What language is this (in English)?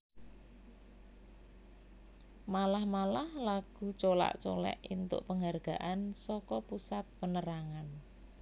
Javanese